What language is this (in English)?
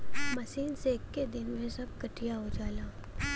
Bhojpuri